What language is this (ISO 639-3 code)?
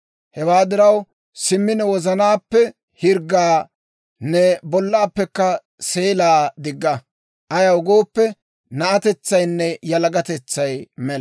dwr